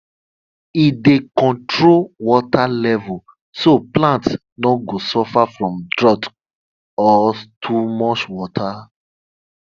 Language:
Nigerian Pidgin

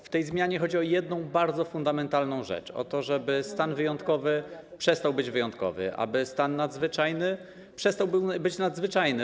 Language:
Polish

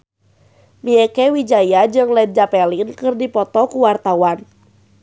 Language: Sundanese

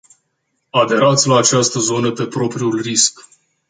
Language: Romanian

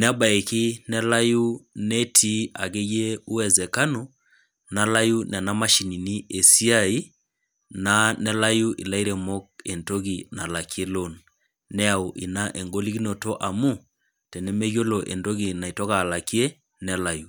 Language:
Masai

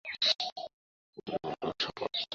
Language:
Bangla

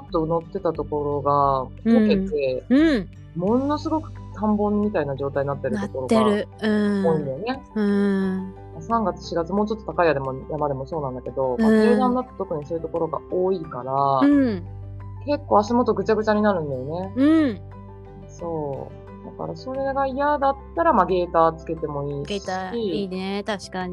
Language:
Japanese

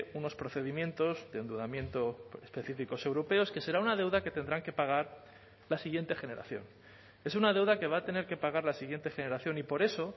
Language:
Spanish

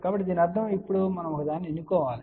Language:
Telugu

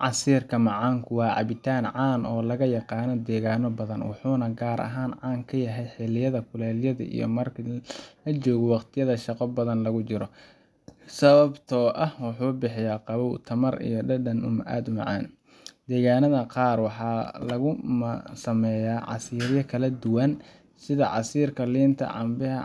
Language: Somali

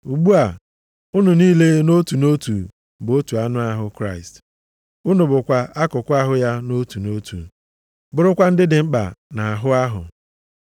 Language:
Igbo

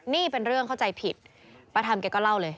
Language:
Thai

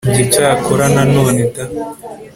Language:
Kinyarwanda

